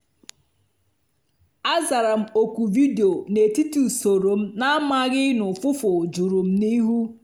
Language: Igbo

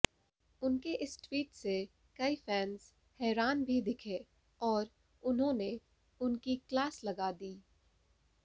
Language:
Hindi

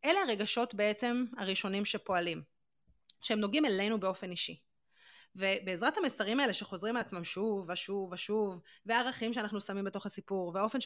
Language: Hebrew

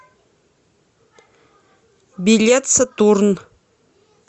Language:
Russian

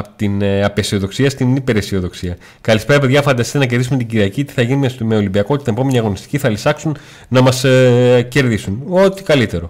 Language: Greek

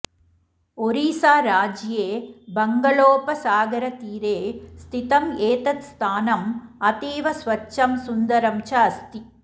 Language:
Sanskrit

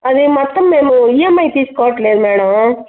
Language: Telugu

